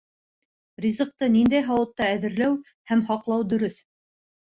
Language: Bashkir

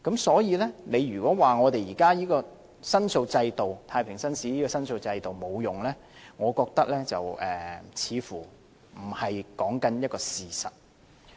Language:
Cantonese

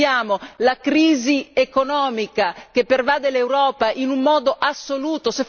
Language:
Italian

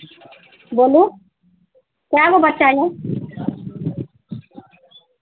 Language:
Maithili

